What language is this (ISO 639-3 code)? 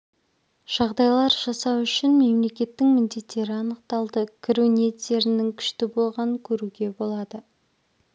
kaz